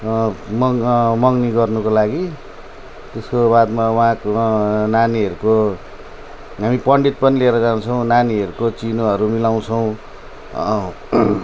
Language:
Nepali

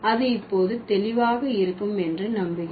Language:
Tamil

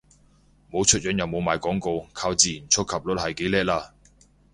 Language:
Cantonese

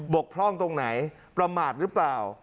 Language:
Thai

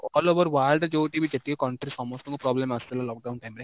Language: Odia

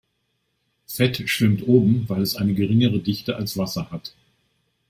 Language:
German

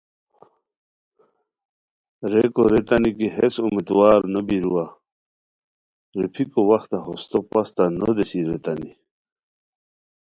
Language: Khowar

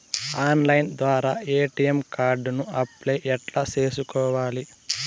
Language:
Telugu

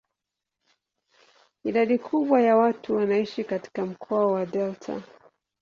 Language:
Swahili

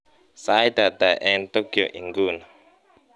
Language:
Kalenjin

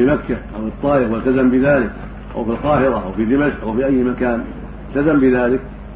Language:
Arabic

